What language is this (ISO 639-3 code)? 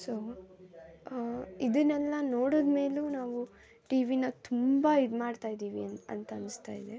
kan